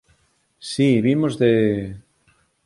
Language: Galician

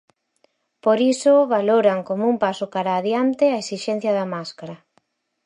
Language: Galician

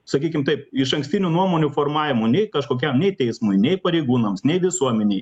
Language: Lithuanian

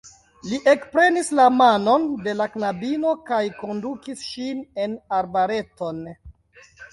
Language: Esperanto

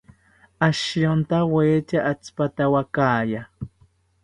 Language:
South Ucayali Ashéninka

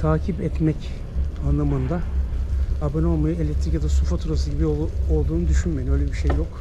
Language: Turkish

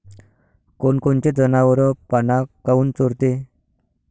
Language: Marathi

